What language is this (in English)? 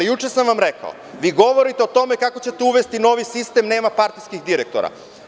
Serbian